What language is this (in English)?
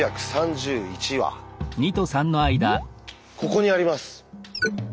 Japanese